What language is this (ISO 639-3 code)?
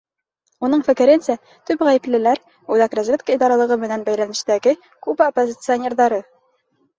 bak